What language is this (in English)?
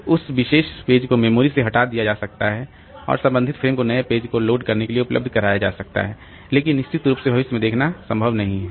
Hindi